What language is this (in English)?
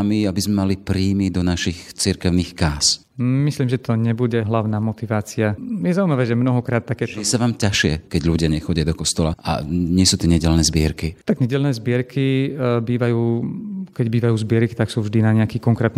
Slovak